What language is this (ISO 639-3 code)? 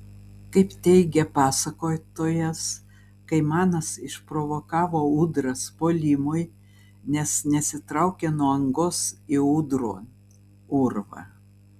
lit